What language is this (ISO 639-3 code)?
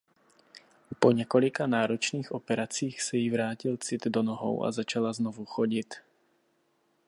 ces